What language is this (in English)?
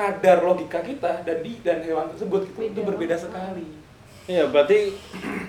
Indonesian